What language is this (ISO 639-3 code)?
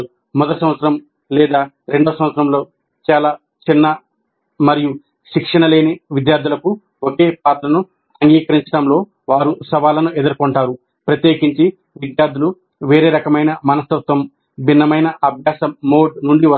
tel